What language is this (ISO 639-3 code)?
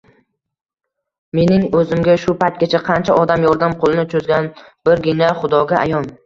uzb